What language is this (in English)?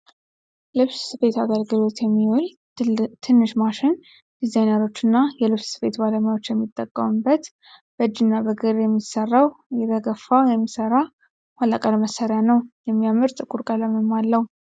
Amharic